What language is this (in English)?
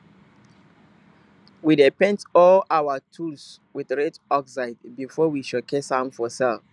Nigerian Pidgin